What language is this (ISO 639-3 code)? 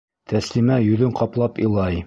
bak